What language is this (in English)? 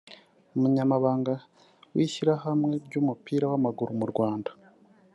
Kinyarwanda